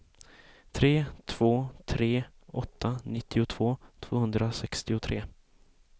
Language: Swedish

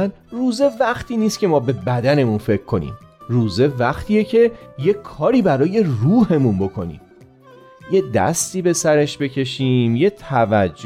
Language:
Persian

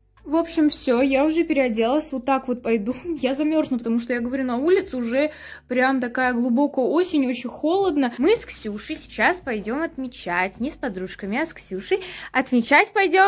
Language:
Russian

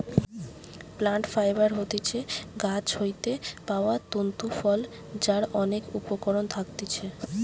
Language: Bangla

